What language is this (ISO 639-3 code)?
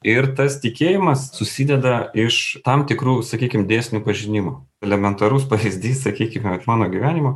lit